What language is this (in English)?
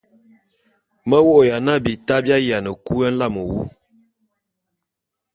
Bulu